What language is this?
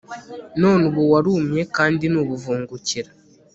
Kinyarwanda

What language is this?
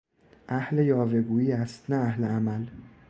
Persian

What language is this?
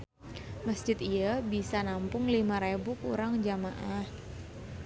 Sundanese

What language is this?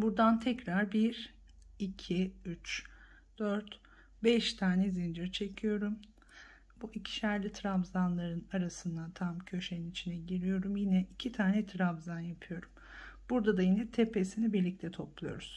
Turkish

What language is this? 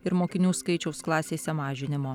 Lithuanian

